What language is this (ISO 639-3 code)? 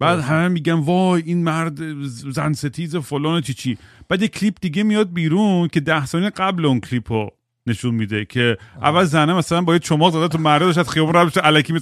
fas